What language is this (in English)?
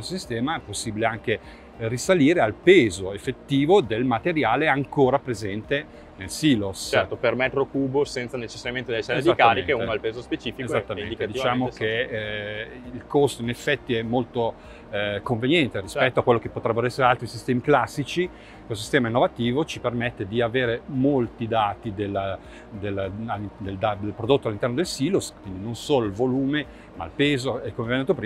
Italian